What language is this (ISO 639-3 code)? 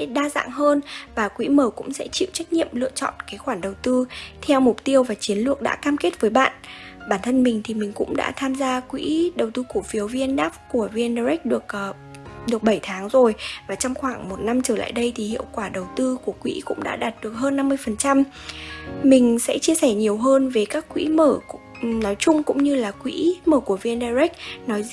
vie